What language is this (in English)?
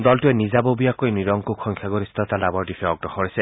Assamese